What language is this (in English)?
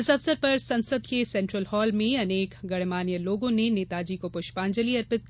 Hindi